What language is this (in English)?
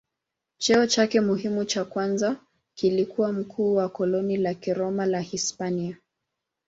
Swahili